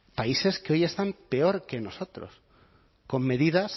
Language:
Spanish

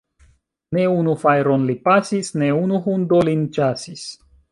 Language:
Esperanto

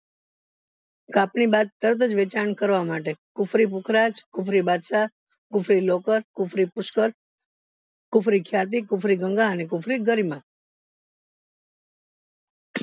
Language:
Gujarati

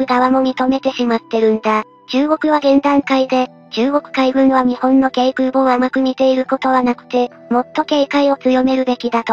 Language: Japanese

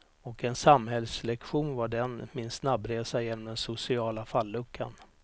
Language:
Swedish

